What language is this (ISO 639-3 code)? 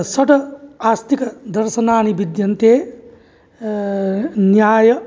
san